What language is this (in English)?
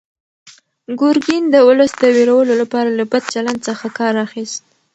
Pashto